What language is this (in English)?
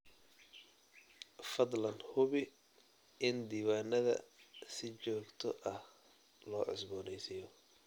Somali